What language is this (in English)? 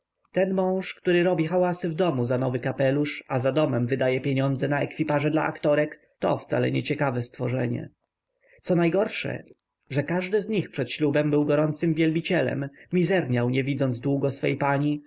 Polish